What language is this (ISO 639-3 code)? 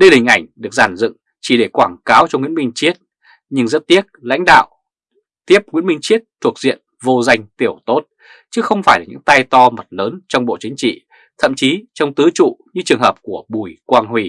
vie